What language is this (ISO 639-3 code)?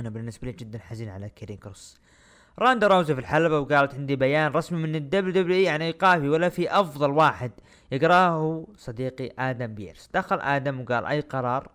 ara